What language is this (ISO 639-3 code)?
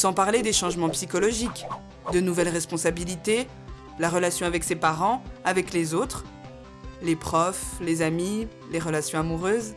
fra